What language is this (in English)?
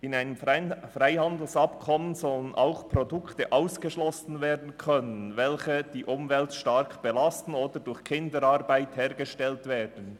Swiss German